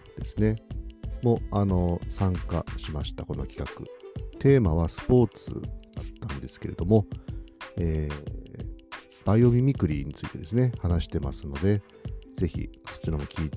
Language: Japanese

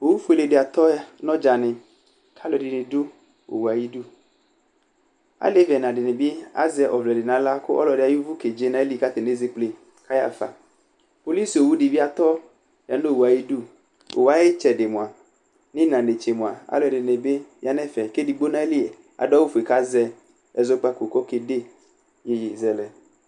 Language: Ikposo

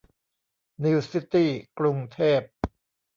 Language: Thai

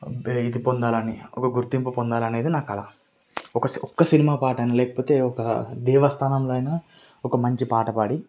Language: Telugu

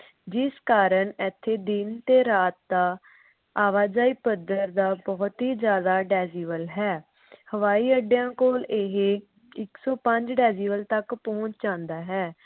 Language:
Punjabi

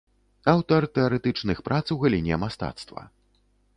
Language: Belarusian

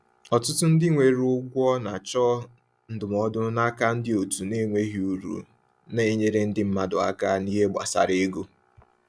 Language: Igbo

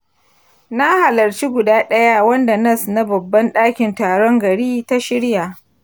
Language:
Hausa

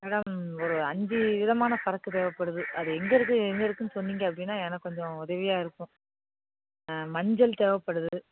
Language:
Tamil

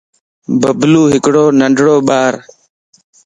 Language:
Lasi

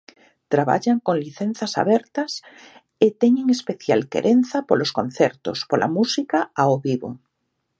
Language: Galician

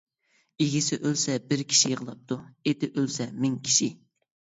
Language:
Uyghur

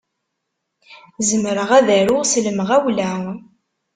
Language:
Kabyle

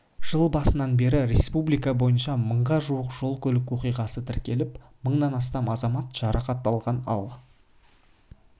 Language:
Kazakh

